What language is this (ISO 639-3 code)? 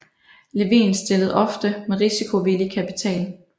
dan